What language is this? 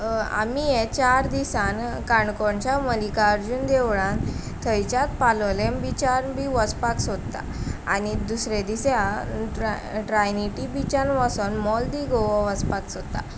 Konkani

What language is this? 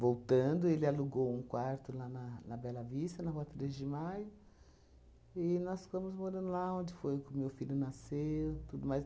Portuguese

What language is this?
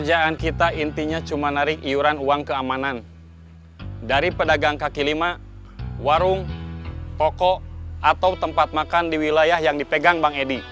Indonesian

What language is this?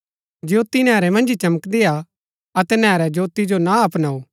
Gaddi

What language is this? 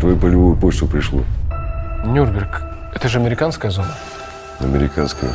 Russian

